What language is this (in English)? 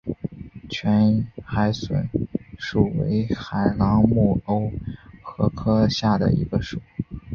Chinese